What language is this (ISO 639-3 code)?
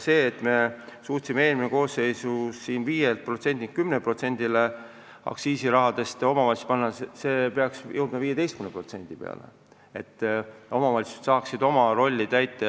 est